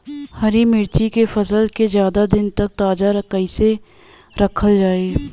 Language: Bhojpuri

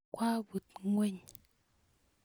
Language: Kalenjin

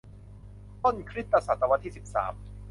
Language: Thai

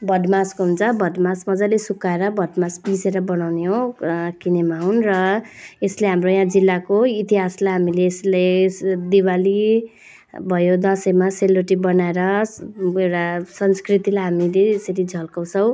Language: Nepali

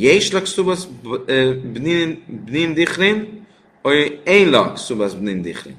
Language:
Hungarian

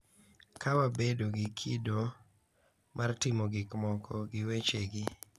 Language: Luo (Kenya and Tanzania)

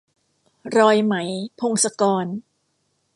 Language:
Thai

